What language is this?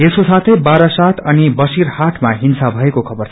Nepali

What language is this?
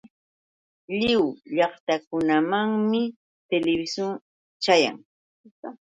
Yauyos Quechua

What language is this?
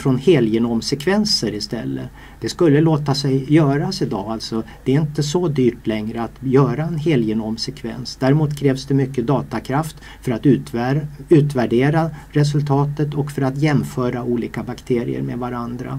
Swedish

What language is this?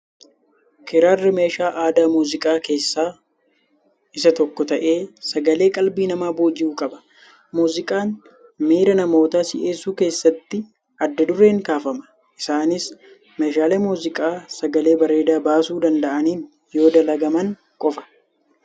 Oromo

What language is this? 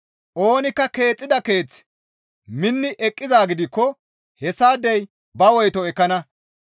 Gamo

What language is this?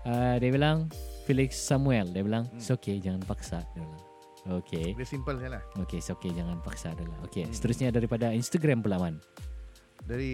Malay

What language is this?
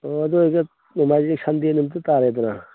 Manipuri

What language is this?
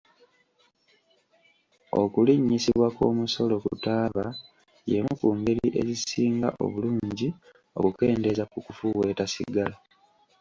Ganda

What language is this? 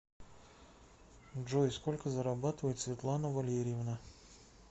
Russian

